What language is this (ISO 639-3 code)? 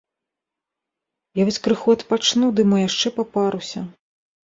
bel